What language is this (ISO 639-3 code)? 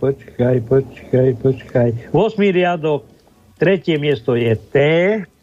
slk